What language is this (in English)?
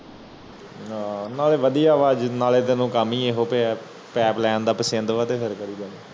Punjabi